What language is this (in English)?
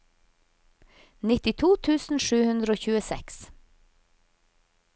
Norwegian